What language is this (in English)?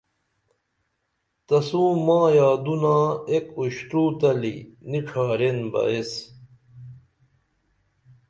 Dameli